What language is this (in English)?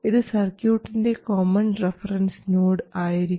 Malayalam